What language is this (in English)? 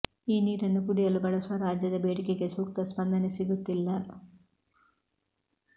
Kannada